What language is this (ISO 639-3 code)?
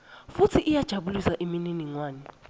ssw